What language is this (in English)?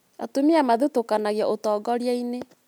Kikuyu